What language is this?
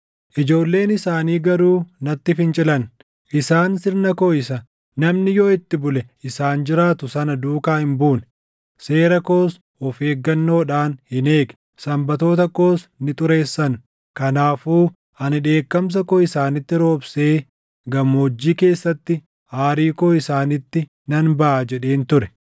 Oromo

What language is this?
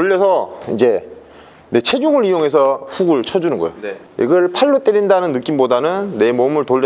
Korean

